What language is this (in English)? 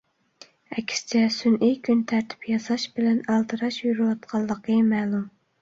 Uyghur